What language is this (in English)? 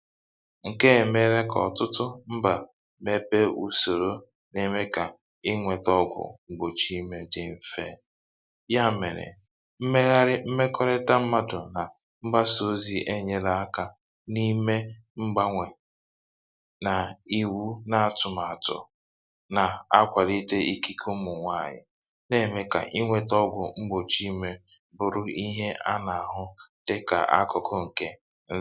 Igbo